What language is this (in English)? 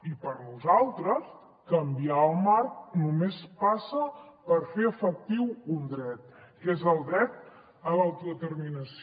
Catalan